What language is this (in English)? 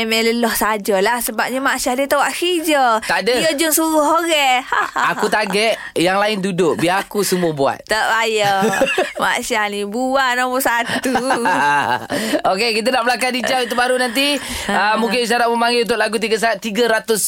Malay